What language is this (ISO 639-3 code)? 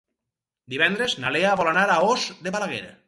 cat